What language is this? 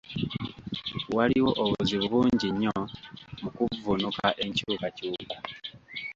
Ganda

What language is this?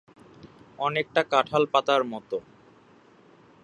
Bangla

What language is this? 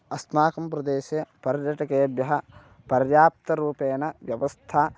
Sanskrit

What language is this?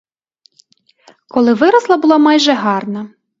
Ukrainian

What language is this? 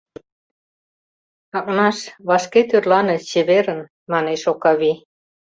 Mari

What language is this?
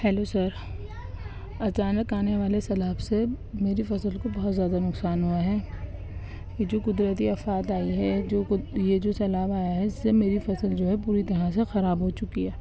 Urdu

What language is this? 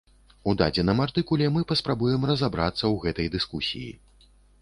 Belarusian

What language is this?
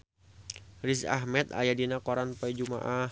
Sundanese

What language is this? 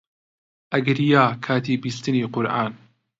Central Kurdish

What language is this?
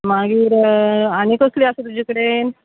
Konkani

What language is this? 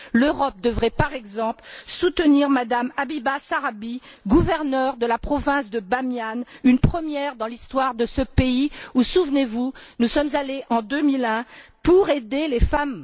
French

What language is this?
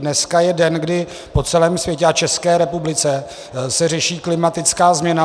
Czech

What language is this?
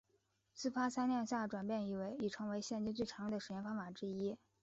Chinese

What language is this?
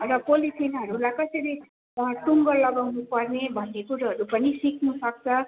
Nepali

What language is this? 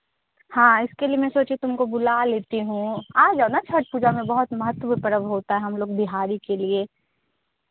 Hindi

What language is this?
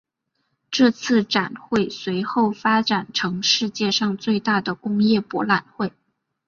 Chinese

